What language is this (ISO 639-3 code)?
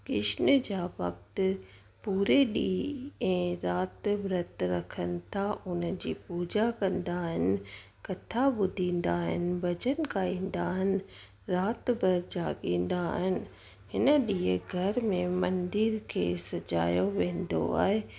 snd